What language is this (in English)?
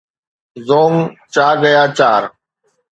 Sindhi